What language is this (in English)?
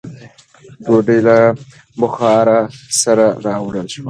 Pashto